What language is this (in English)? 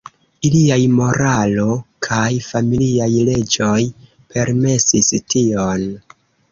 Esperanto